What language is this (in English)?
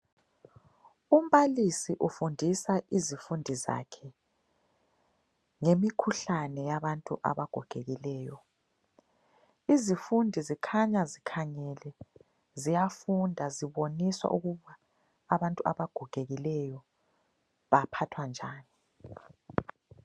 North Ndebele